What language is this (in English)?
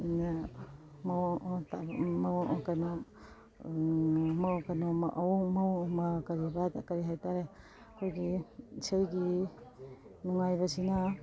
Manipuri